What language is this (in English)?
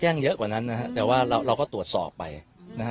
Thai